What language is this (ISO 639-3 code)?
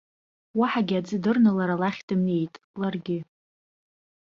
abk